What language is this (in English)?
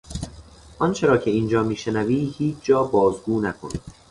Persian